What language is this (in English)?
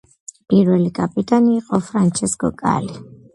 Georgian